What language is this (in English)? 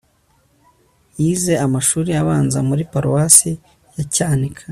Kinyarwanda